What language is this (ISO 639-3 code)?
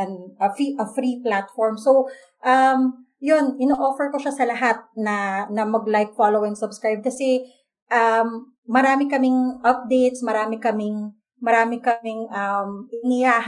fil